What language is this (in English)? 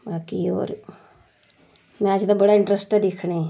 Dogri